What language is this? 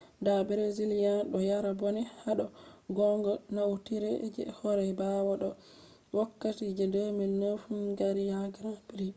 Fula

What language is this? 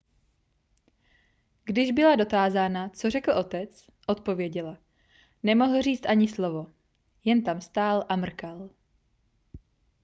Czech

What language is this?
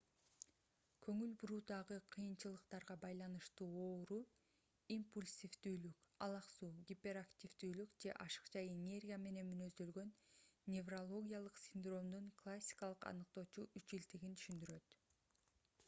Kyrgyz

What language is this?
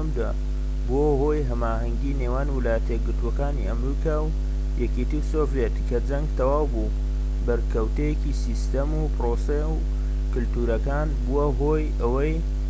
Central Kurdish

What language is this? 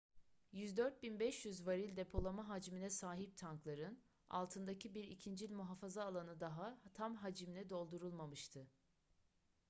Turkish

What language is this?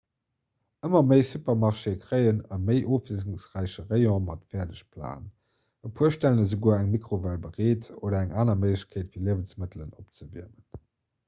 Luxembourgish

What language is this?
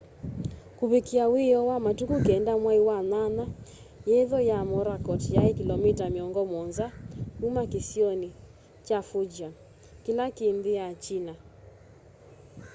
Kamba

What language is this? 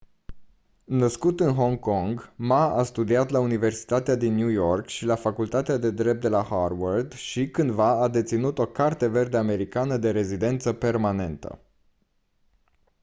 Romanian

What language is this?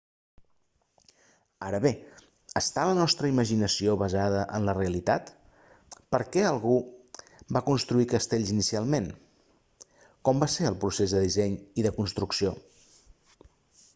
Catalan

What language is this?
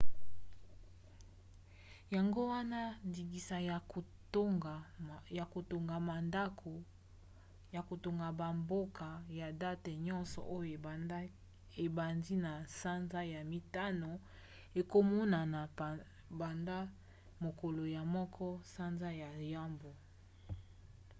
Lingala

